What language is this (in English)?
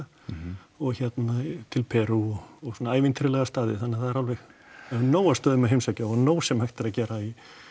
Icelandic